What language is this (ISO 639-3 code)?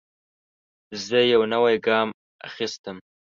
pus